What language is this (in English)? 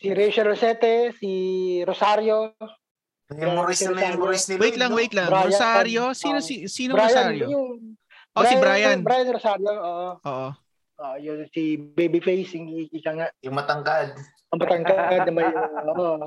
Filipino